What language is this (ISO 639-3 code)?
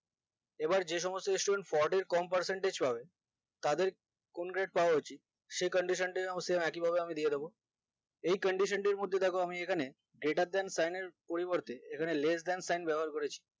ben